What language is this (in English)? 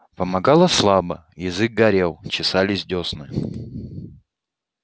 Russian